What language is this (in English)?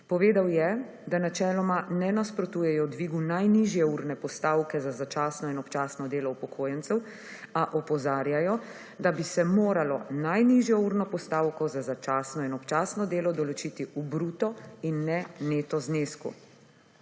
Slovenian